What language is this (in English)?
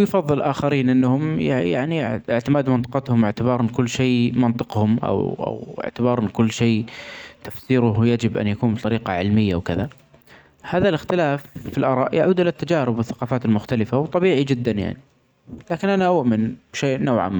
Omani Arabic